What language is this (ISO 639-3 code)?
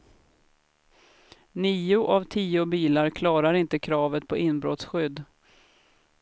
swe